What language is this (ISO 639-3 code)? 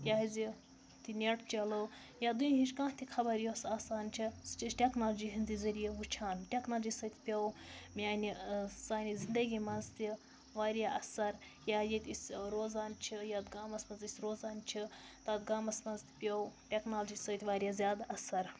kas